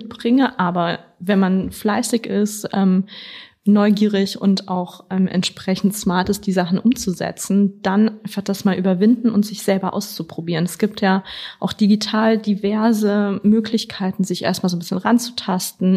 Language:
German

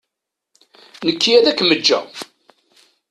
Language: Kabyle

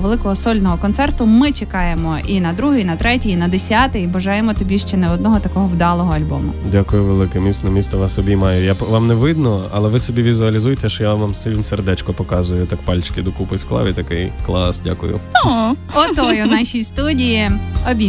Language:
Ukrainian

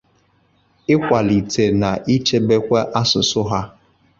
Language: Igbo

